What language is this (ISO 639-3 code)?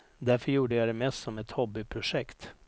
swe